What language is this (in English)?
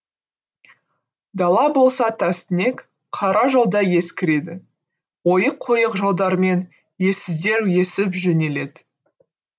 Kazakh